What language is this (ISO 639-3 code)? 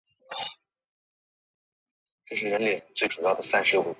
zho